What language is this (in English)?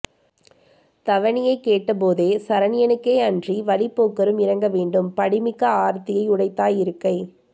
Tamil